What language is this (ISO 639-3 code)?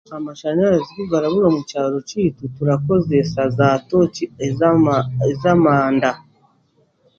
cgg